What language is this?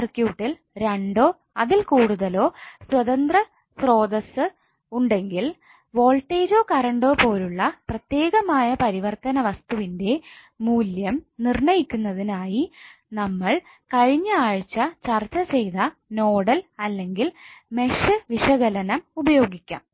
Malayalam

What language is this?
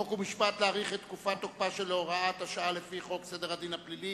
Hebrew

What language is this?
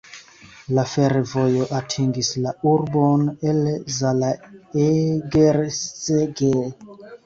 Esperanto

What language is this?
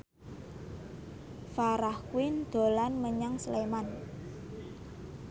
Javanese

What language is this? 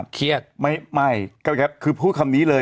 Thai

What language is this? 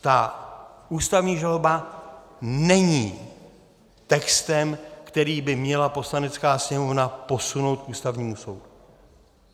Czech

